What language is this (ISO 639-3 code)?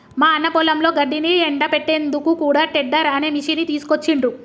tel